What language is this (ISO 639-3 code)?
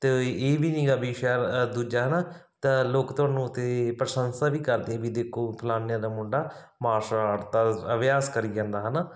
pan